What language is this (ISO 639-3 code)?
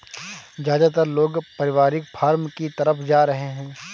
hin